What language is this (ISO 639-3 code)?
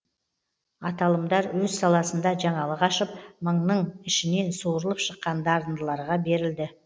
kaz